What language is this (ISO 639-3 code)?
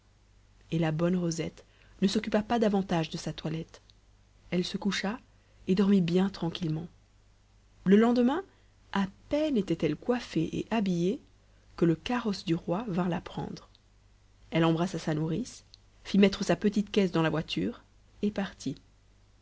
fra